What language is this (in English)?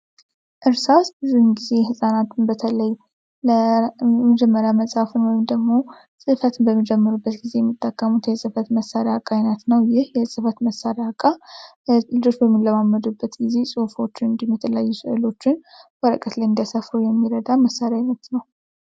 Amharic